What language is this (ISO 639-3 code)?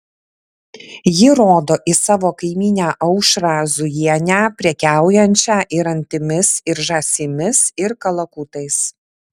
lit